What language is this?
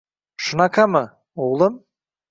Uzbek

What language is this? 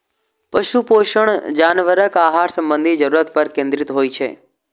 Maithili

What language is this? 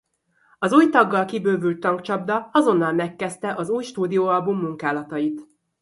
Hungarian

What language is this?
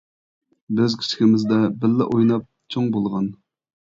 Uyghur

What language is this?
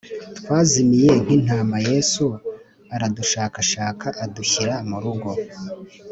Kinyarwanda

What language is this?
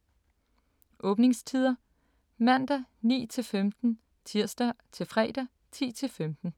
Danish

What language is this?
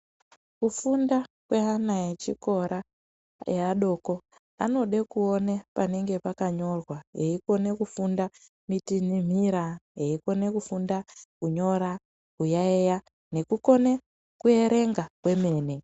Ndau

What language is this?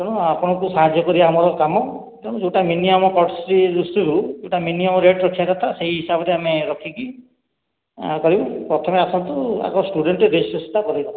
Odia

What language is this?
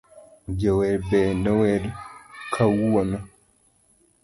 Luo (Kenya and Tanzania)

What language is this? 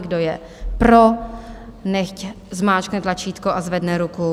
Czech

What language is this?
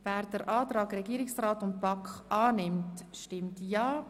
Swiss German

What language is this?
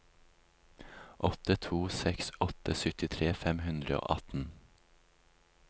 Norwegian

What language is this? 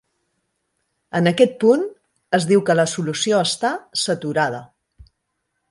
Catalan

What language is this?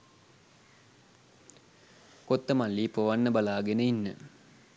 Sinhala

